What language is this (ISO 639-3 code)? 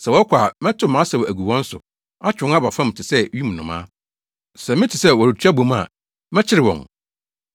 aka